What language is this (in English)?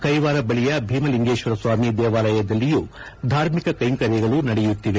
Kannada